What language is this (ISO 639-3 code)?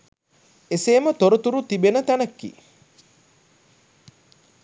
sin